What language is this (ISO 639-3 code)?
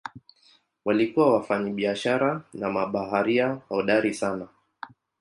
swa